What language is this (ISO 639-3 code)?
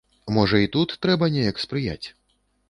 bel